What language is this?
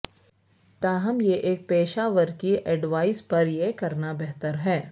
Urdu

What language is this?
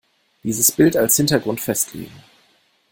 German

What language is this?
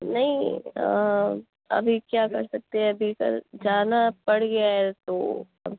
Urdu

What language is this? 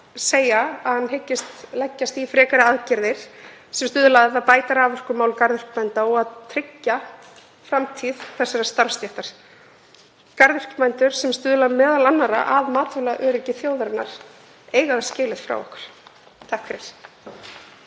Icelandic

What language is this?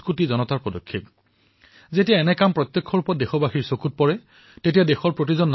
Assamese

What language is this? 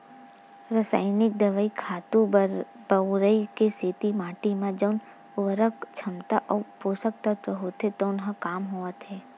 Chhattisgarhi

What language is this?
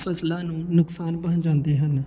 Punjabi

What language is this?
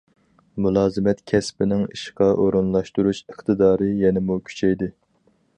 Uyghur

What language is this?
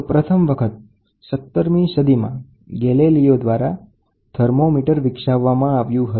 Gujarati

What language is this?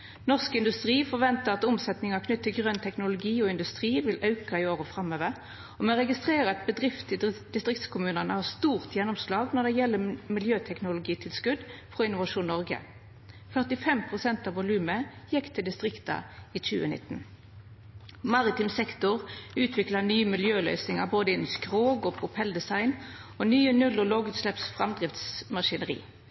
Norwegian Nynorsk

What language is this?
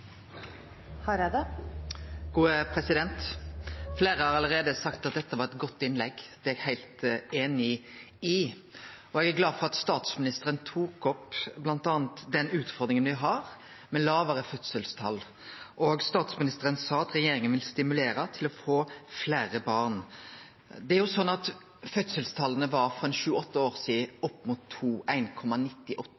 Norwegian Nynorsk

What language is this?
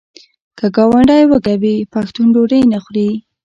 Pashto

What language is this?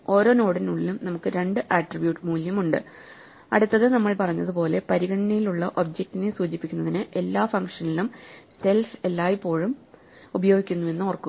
Malayalam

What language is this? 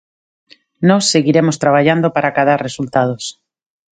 Galician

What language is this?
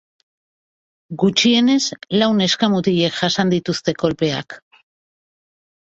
Basque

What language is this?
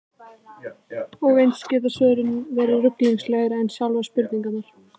Icelandic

